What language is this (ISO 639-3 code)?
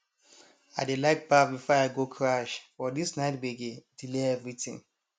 pcm